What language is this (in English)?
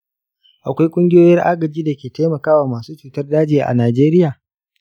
Hausa